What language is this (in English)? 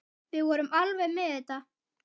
Icelandic